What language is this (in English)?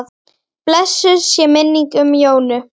Icelandic